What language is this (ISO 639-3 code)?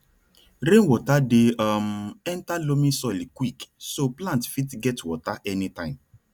pcm